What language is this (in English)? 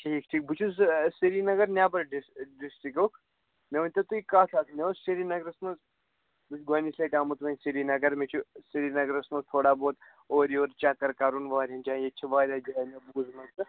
Kashmiri